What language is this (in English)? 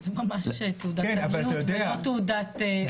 Hebrew